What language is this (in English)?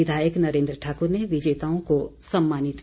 Hindi